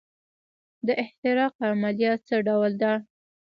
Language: Pashto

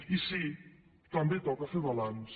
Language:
Catalan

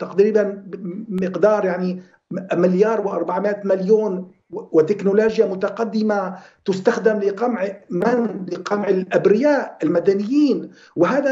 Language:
Arabic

